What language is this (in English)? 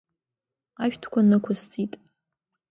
Abkhazian